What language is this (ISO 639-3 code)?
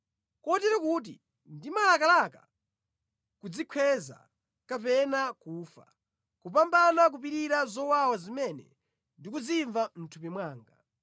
nya